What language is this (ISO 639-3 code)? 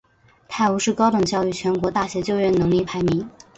zho